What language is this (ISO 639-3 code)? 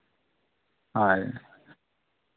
sat